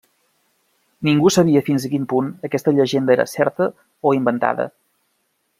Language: Catalan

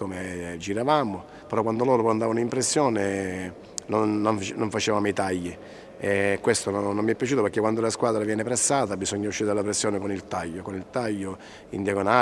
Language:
Italian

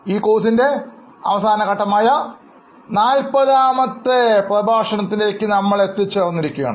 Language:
Malayalam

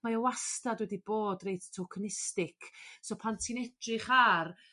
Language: Welsh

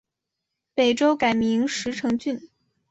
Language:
Chinese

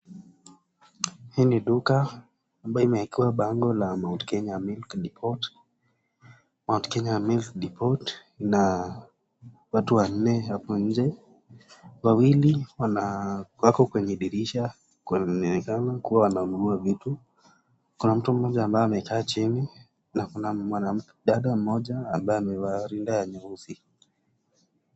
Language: Swahili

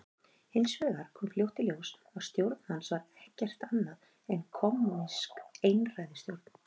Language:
Icelandic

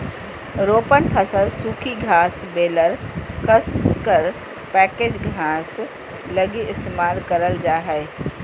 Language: Magahi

